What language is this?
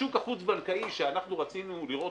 Hebrew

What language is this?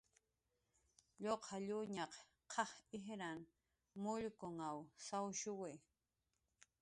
Jaqaru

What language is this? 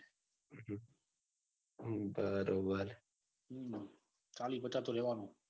Gujarati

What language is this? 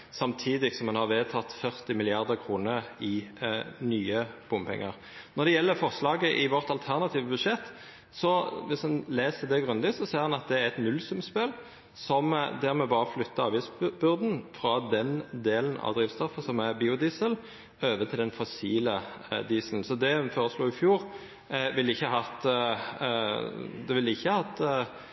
Norwegian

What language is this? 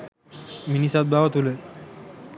Sinhala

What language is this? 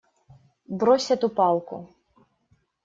Russian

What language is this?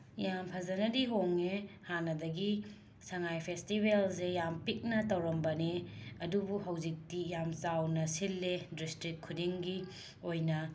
Manipuri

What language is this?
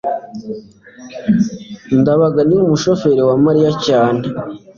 Kinyarwanda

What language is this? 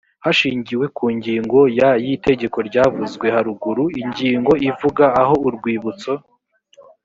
Kinyarwanda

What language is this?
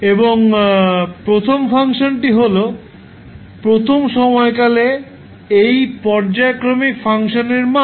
Bangla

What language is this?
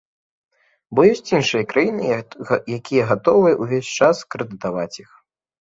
Belarusian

